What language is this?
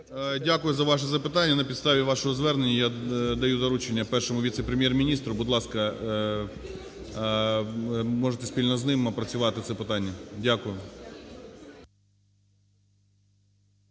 Ukrainian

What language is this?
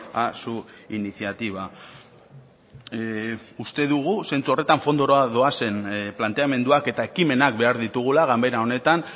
Basque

